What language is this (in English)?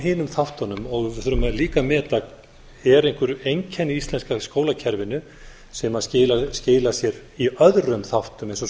Icelandic